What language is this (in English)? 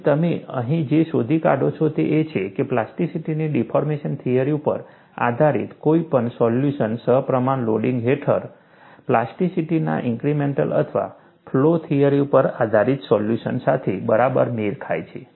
Gujarati